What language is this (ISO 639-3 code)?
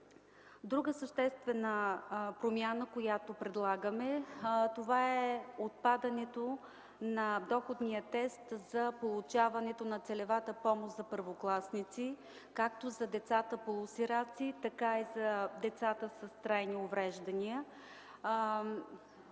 bul